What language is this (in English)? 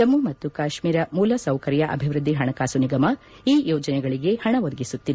Kannada